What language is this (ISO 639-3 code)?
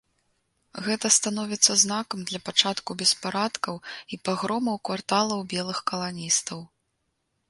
bel